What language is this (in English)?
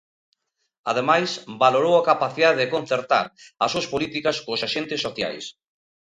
Galician